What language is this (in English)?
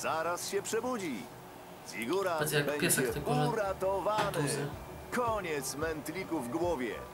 Polish